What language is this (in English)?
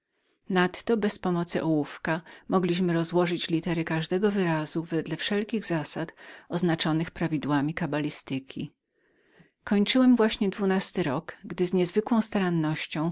Polish